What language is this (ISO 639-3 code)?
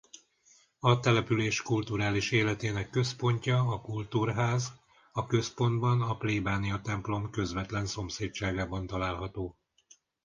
hun